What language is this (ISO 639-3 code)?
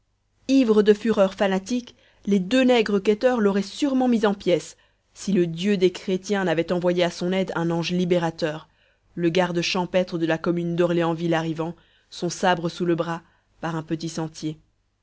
fra